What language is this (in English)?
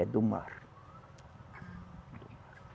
Portuguese